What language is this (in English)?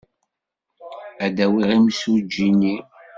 Kabyle